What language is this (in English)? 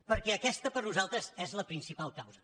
Catalan